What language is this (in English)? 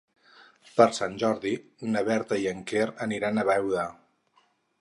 Catalan